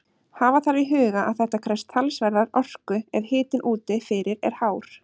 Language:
Icelandic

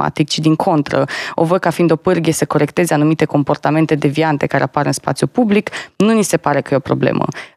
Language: Romanian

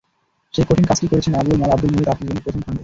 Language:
Bangla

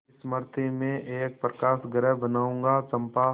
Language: Hindi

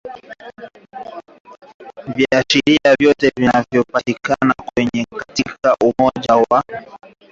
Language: Swahili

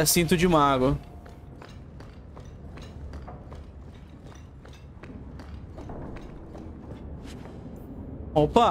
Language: Portuguese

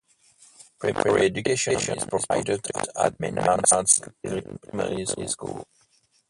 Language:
English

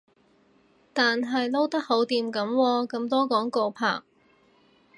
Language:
Cantonese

